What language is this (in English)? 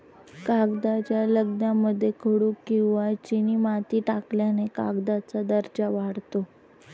Marathi